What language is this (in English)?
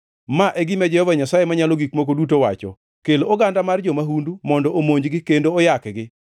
Luo (Kenya and Tanzania)